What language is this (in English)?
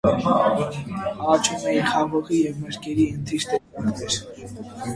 Armenian